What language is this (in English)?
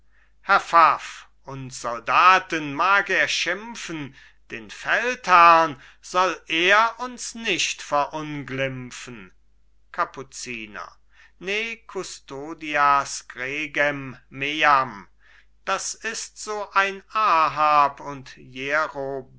German